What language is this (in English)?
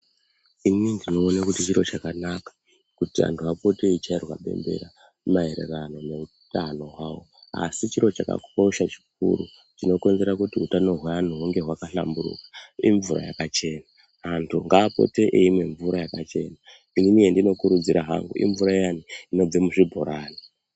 Ndau